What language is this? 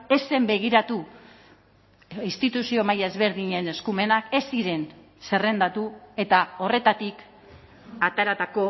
Basque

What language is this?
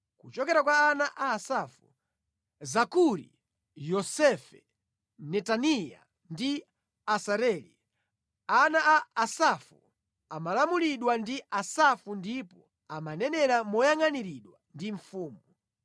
Nyanja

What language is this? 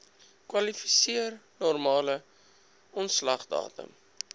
Afrikaans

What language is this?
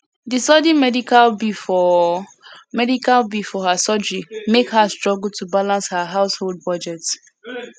Nigerian Pidgin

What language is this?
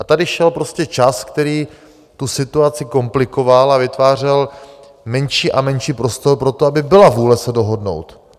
Czech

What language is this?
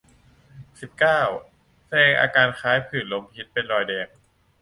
Thai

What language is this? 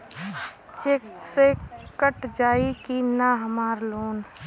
Bhojpuri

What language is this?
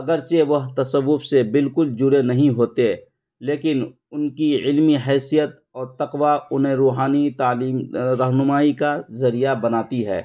Urdu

